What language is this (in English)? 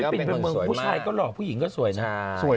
Thai